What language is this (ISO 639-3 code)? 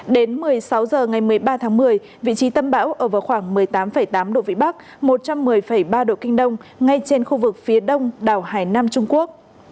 vie